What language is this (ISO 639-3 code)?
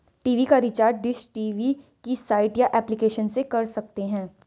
hin